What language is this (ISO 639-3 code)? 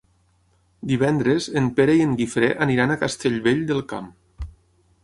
cat